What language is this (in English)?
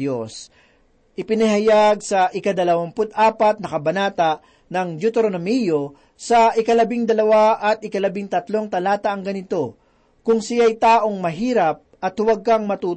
Filipino